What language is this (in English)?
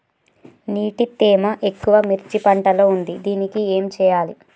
Telugu